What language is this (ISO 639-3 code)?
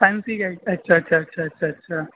urd